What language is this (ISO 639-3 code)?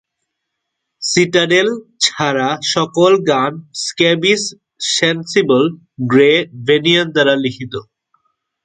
ben